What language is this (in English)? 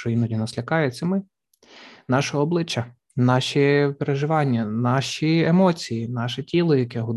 Ukrainian